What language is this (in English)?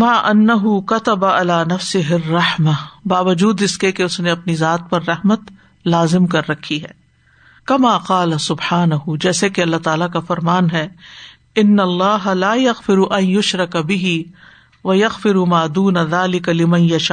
Urdu